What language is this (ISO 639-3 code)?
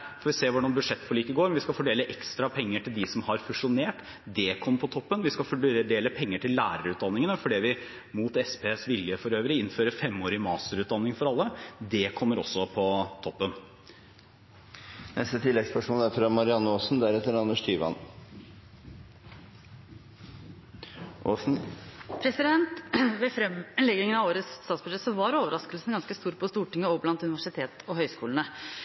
nor